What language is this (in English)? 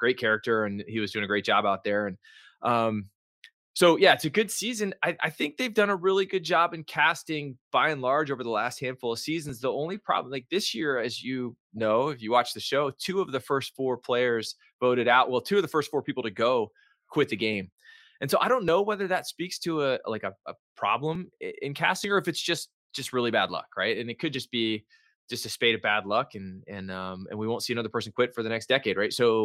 English